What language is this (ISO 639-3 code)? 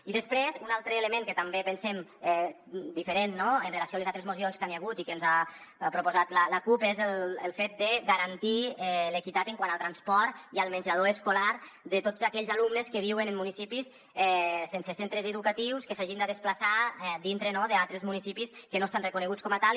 cat